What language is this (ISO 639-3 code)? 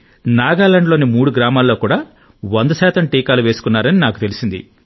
tel